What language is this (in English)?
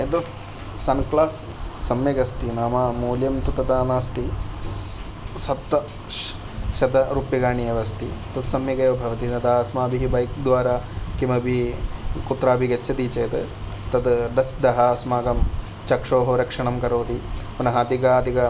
Sanskrit